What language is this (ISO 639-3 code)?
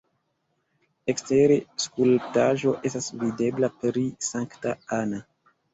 epo